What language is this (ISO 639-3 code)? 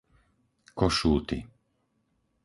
slk